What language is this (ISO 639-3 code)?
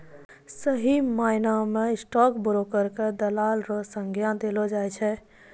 mai